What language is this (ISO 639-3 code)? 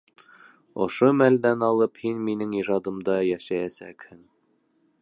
bak